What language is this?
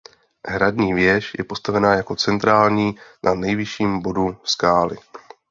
Czech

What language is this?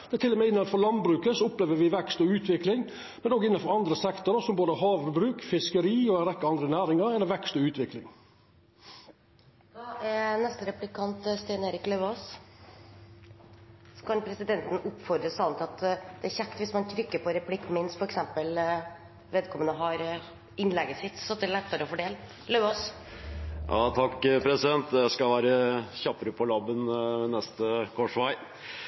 Norwegian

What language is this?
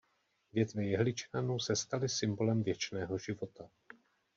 Czech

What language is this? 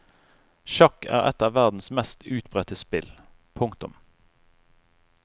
Norwegian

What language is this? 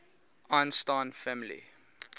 English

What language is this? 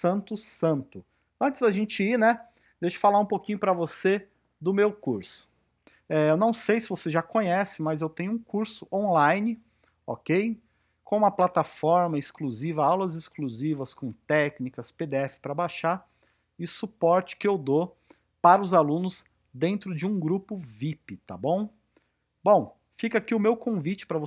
Portuguese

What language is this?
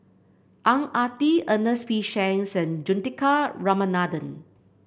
English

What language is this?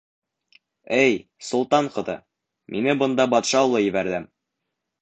Bashkir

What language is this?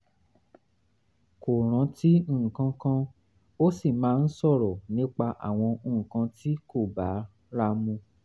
Yoruba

